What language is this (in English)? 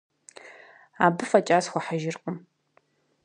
Kabardian